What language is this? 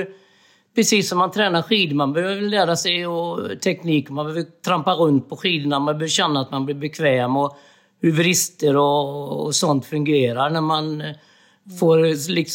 Swedish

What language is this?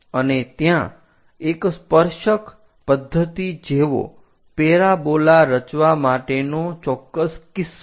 Gujarati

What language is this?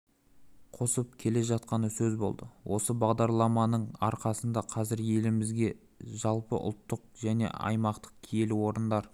Kazakh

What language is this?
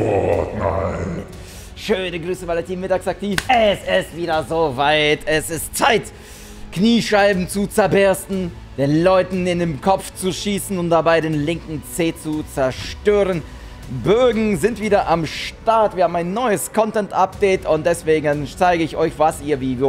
German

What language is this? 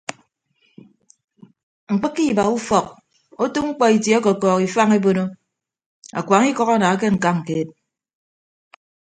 Ibibio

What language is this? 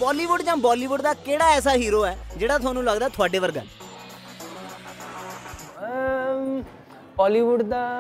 Punjabi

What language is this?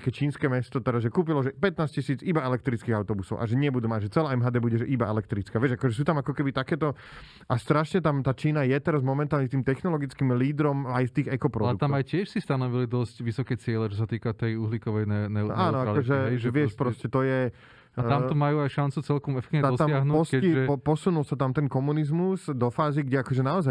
Slovak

